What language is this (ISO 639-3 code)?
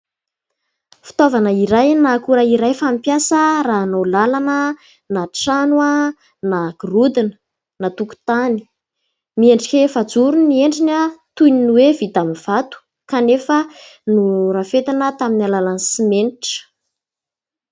mlg